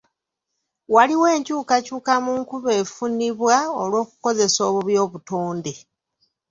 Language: Ganda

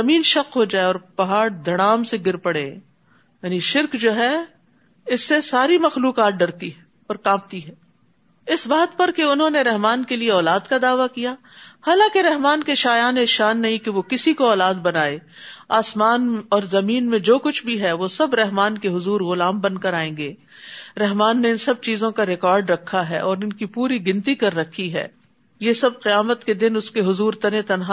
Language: Urdu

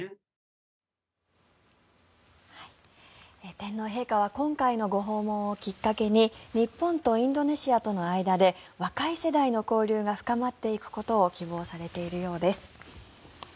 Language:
Japanese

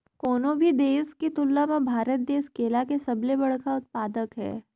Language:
Chhattisgarhi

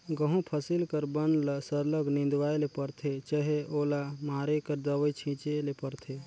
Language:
Chhattisgarhi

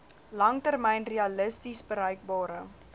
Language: Afrikaans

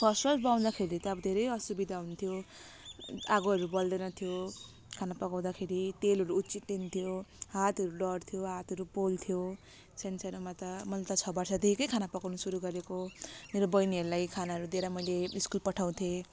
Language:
Nepali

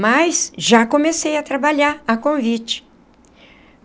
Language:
Portuguese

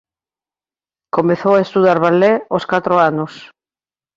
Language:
Galician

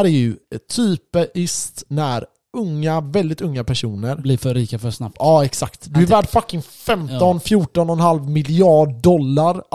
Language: Swedish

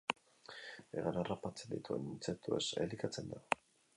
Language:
Basque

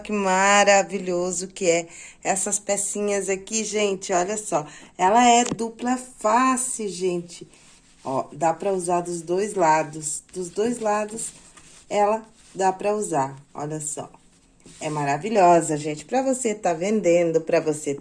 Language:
Portuguese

